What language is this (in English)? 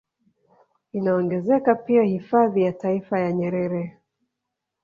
Swahili